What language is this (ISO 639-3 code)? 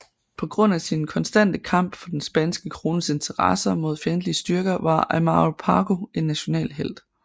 dan